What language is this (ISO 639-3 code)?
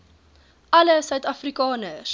afr